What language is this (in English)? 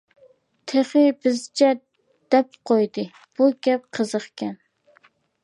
Uyghur